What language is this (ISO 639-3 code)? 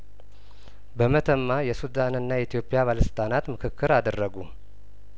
amh